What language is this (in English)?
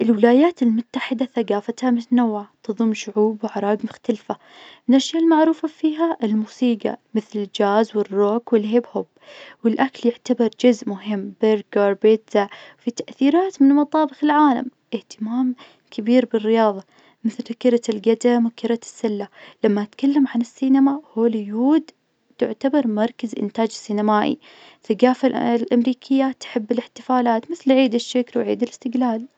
Najdi Arabic